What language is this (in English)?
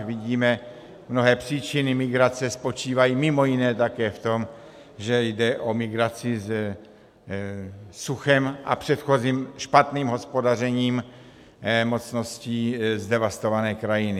Czech